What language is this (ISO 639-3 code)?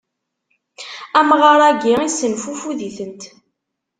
kab